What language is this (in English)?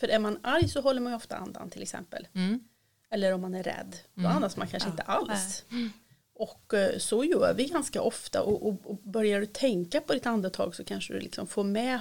Swedish